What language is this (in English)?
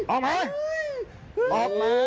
Thai